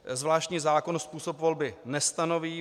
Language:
Czech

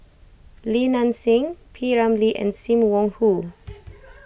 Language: English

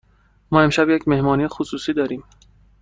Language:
Persian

